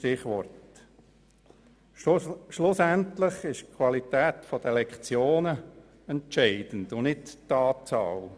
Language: Swiss German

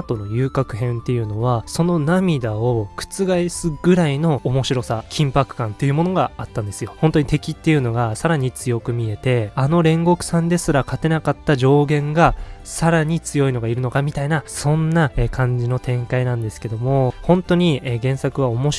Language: Japanese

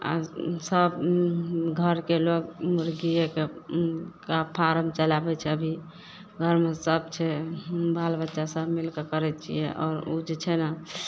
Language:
Maithili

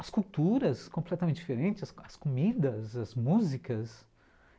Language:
Portuguese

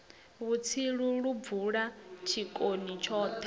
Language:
Venda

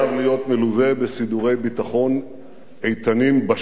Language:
Hebrew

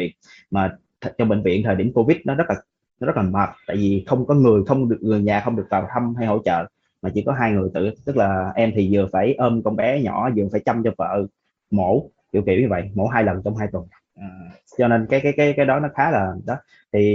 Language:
Vietnamese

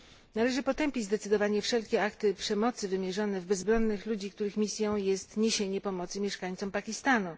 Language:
Polish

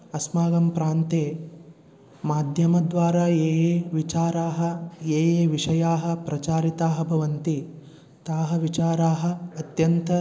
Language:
Sanskrit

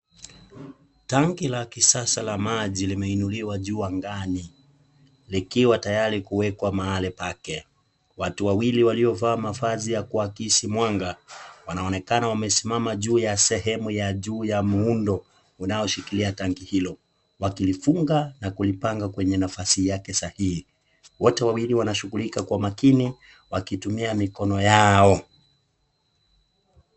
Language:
Swahili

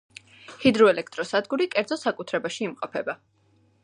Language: Georgian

